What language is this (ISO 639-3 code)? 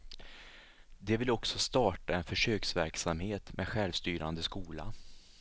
swe